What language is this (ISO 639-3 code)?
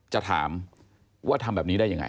tha